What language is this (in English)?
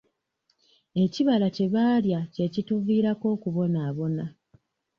Ganda